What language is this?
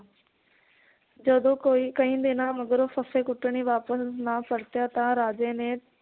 Punjabi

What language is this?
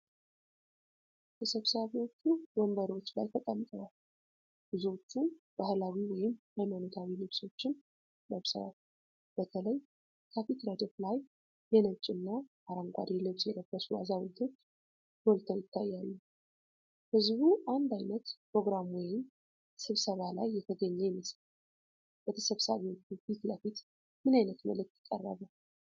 Amharic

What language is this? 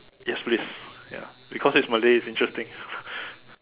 English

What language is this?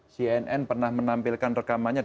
Indonesian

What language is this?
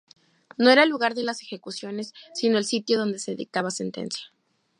Spanish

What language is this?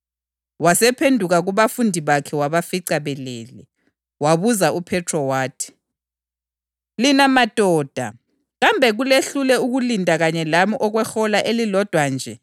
North Ndebele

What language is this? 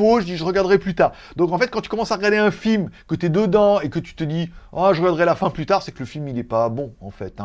French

